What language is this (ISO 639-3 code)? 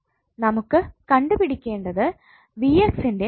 mal